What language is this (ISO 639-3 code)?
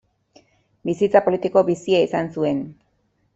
eus